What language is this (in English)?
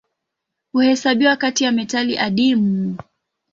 Swahili